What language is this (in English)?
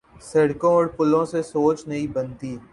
Urdu